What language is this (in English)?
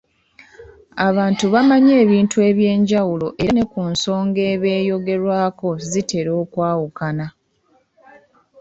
Ganda